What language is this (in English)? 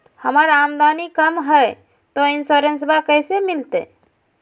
Magahi